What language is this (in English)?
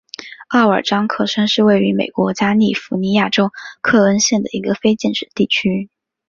Chinese